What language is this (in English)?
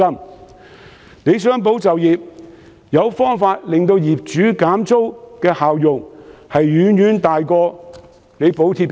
Cantonese